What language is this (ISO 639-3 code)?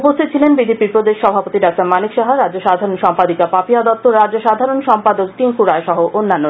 ben